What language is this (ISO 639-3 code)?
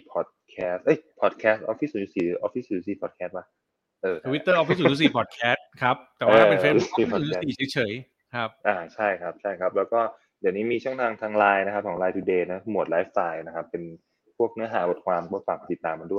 tha